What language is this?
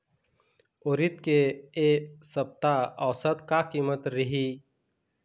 Chhattisgarhi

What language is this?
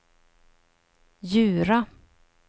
Swedish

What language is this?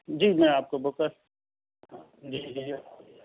Urdu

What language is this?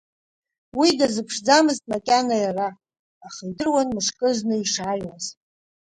Abkhazian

